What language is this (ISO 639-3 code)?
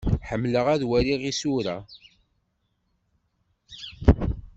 kab